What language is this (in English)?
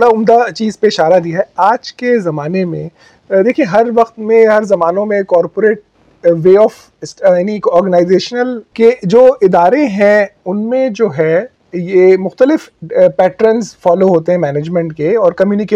Urdu